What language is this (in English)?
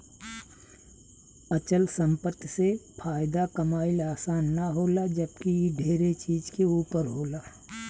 Bhojpuri